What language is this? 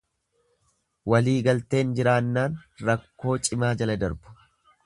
Oromo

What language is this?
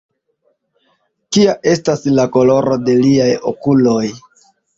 Esperanto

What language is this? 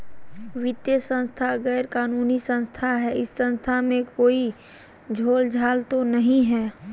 Magahi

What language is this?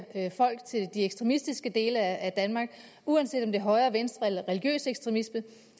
Danish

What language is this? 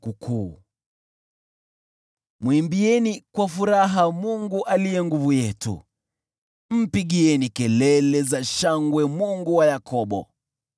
Swahili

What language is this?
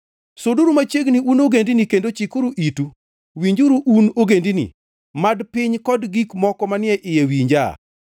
Luo (Kenya and Tanzania)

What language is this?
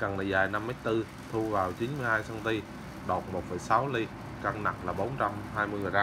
Vietnamese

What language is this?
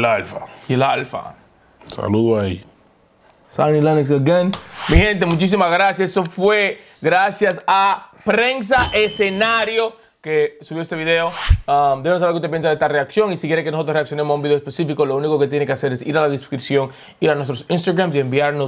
Spanish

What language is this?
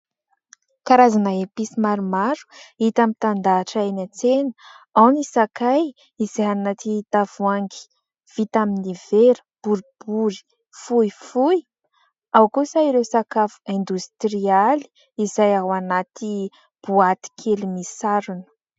Malagasy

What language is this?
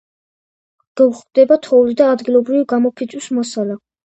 Georgian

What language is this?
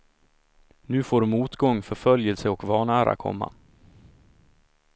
Swedish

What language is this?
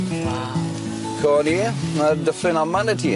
Welsh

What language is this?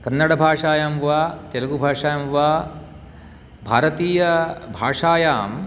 Sanskrit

